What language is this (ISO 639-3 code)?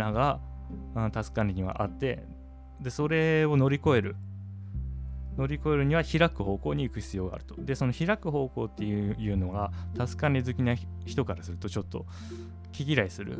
jpn